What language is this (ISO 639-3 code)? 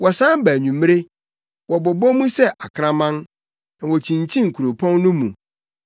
aka